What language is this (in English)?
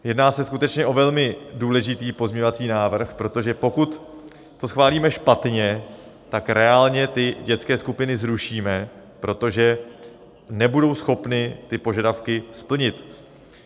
Czech